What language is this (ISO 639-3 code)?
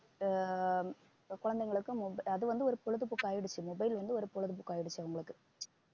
tam